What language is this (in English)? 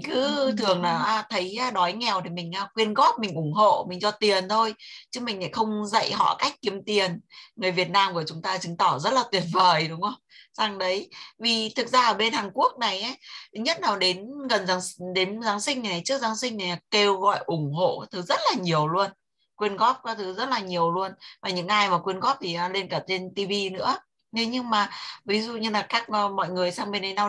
Vietnamese